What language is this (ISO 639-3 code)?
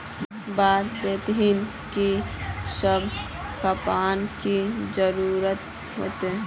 mag